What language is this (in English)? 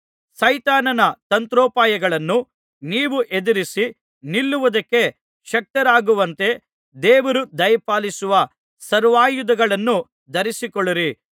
Kannada